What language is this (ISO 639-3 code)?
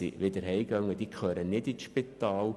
gsw